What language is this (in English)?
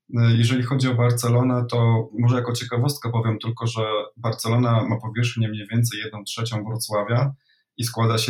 Polish